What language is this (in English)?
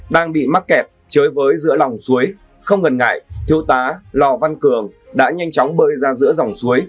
Vietnamese